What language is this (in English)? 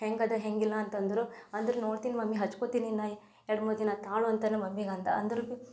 Kannada